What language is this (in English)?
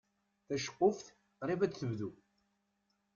Kabyle